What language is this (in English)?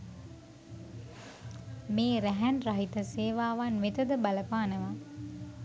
Sinhala